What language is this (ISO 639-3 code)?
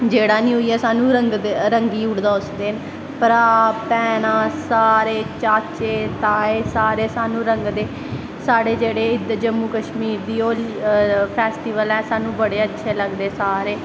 doi